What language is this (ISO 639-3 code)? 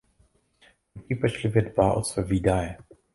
ces